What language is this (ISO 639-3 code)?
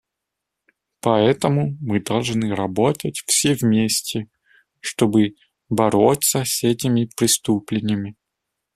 rus